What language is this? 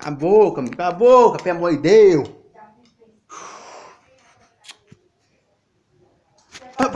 Portuguese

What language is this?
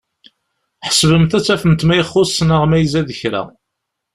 Kabyle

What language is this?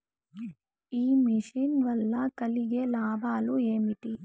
Telugu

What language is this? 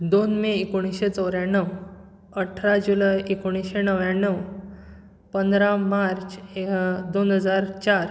Konkani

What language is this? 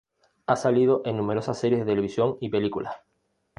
Spanish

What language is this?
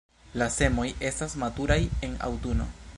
Esperanto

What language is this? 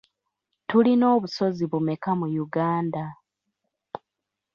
Ganda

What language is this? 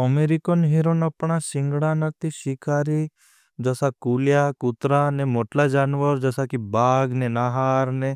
Bhili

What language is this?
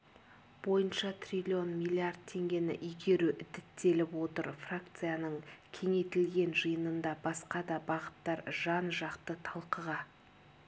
Kazakh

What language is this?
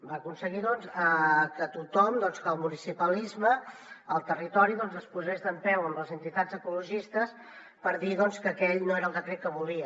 Catalan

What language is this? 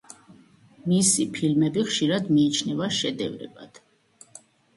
Georgian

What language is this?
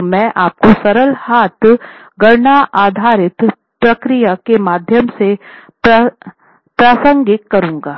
Hindi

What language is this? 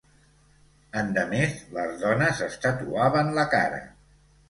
Catalan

